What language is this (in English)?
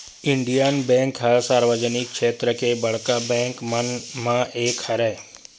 Chhattisgarhi